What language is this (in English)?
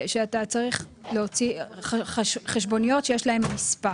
Hebrew